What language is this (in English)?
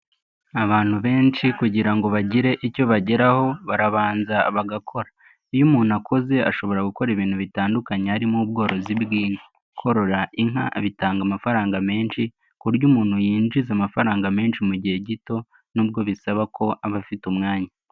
Kinyarwanda